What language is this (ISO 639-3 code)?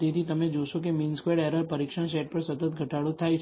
guj